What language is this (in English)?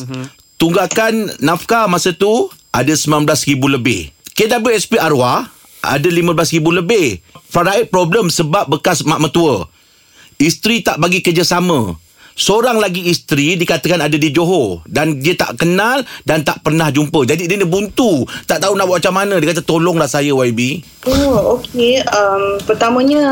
Malay